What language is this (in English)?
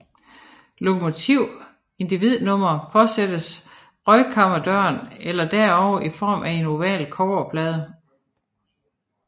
Danish